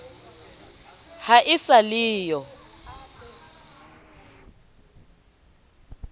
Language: Southern Sotho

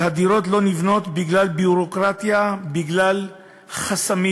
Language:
Hebrew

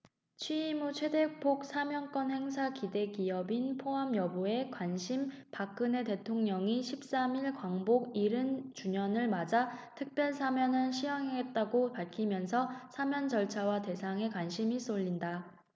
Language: Korean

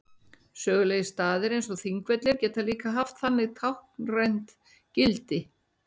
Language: Icelandic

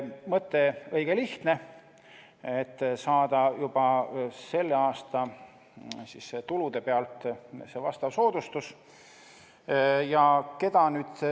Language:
Estonian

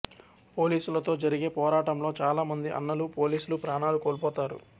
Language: Telugu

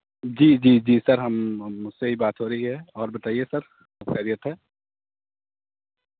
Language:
Urdu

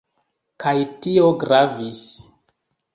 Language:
Esperanto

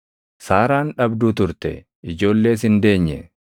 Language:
Oromo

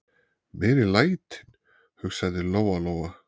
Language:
Icelandic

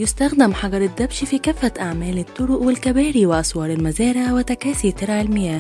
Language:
Arabic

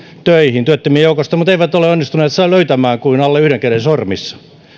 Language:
Finnish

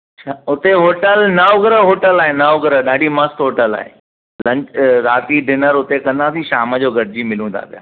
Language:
Sindhi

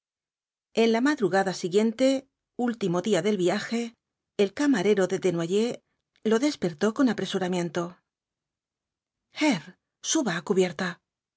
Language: Spanish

